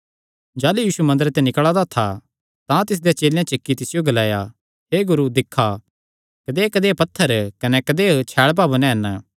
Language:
Kangri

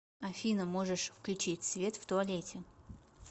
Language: Russian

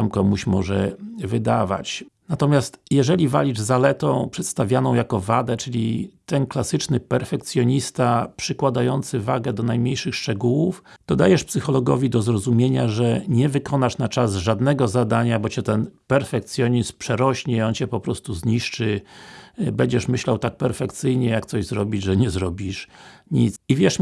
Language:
Polish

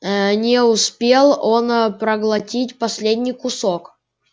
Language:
Russian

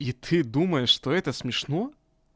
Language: Russian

